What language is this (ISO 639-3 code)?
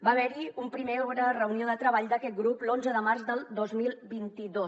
cat